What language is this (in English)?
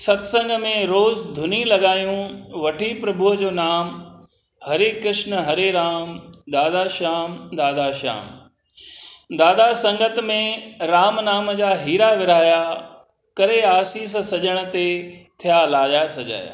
Sindhi